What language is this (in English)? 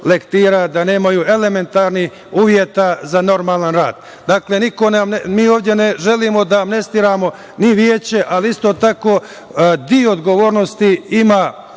Serbian